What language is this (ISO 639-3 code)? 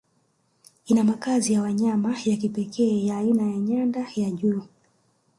swa